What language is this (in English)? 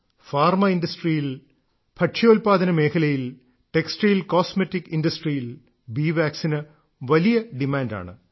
Malayalam